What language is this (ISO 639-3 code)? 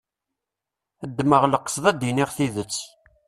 kab